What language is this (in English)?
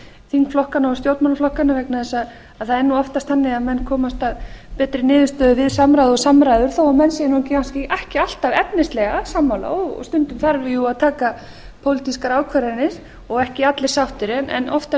Icelandic